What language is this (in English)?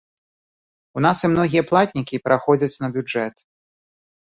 Belarusian